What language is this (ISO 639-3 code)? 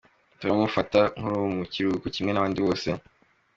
kin